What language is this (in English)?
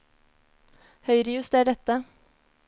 Norwegian